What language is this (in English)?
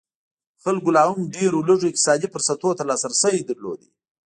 Pashto